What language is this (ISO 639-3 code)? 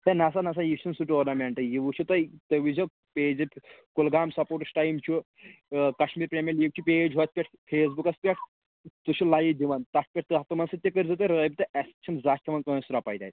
kas